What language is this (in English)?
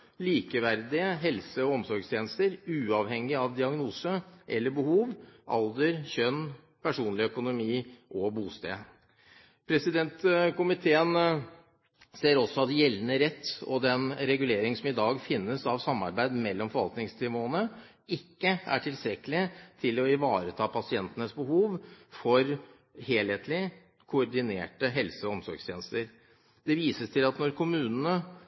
Norwegian Bokmål